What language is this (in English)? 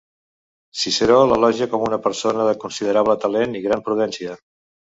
Catalan